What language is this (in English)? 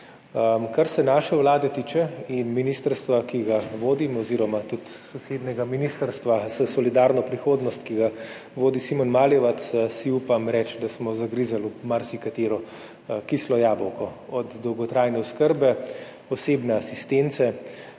Slovenian